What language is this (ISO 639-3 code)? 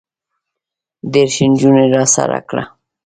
pus